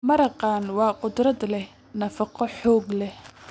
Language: Somali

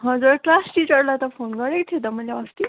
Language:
Nepali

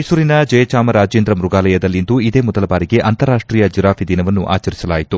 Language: Kannada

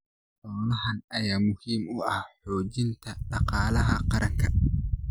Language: Somali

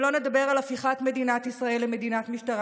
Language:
Hebrew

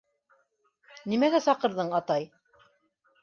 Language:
Bashkir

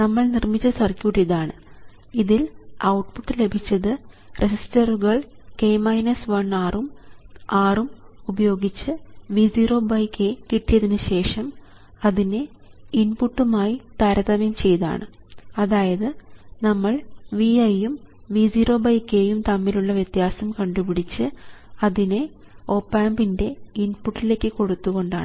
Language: Malayalam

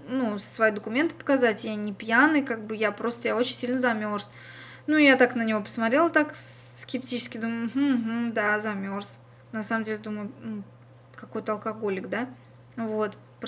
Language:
Russian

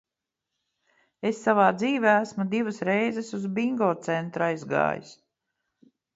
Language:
Latvian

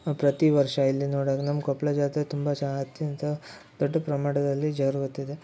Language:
Kannada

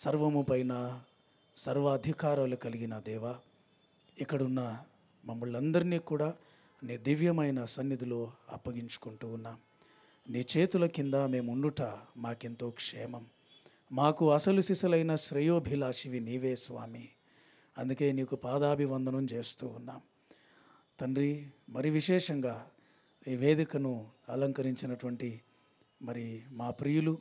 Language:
Telugu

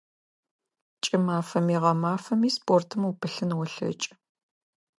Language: Adyghe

